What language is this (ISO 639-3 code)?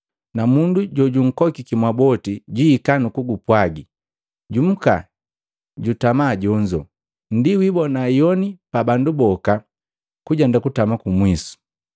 mgv